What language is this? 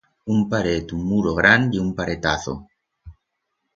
Aragonese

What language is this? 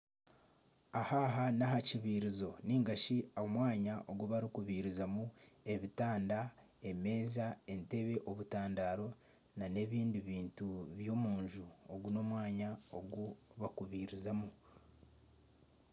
Nyankole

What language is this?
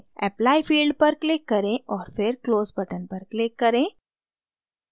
Hindi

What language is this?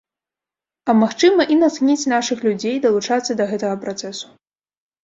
Belarusian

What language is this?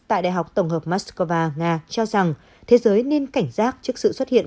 Vietnamese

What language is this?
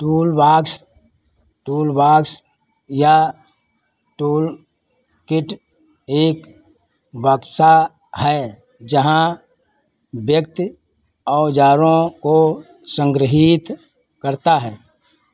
Hindi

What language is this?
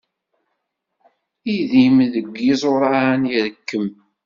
Kabyle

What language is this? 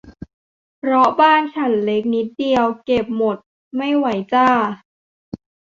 Thai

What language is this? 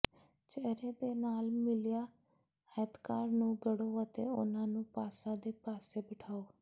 Punjabi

